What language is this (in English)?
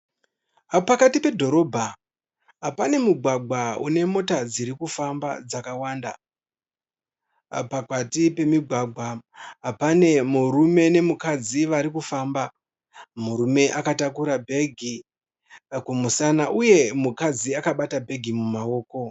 Shona